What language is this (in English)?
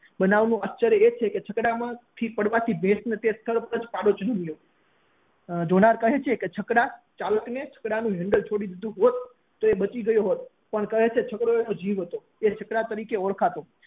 Gujarati